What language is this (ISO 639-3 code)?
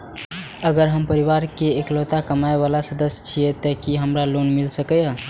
mai